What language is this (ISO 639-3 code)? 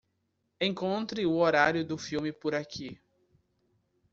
por